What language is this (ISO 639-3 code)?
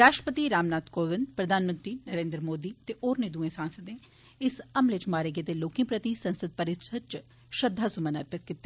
doi